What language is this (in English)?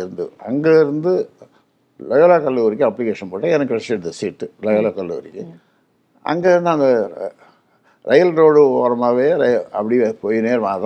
Tamil